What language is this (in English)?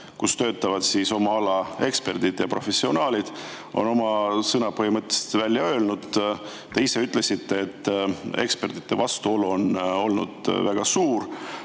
Estonian